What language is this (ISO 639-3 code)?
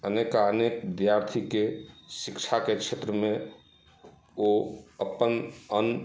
mai